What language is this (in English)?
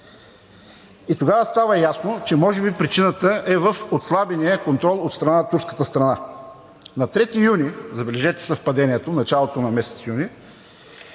Bulgarian